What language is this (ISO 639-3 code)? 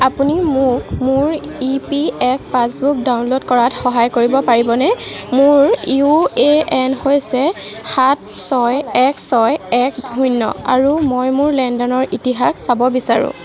asm